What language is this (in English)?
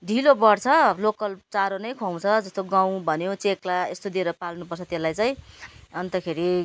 Nepali